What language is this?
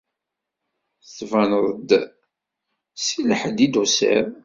Kabyle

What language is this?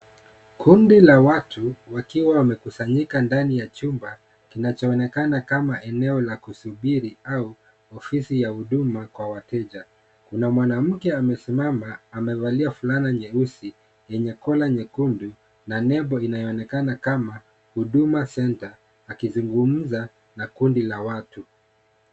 Swahili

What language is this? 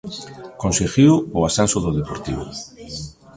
Galician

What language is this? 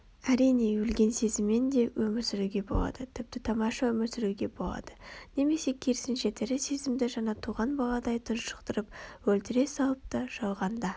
Kazakh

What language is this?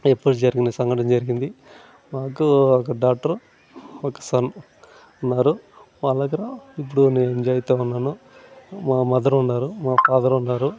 Telugu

